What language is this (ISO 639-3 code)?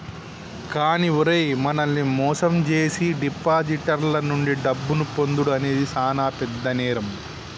tel